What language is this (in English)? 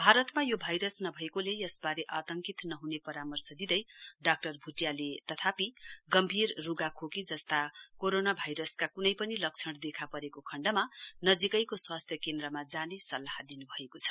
Nepali